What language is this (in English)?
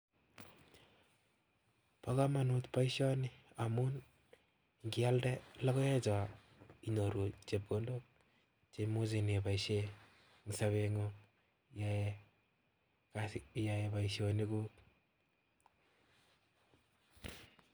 Kalenjin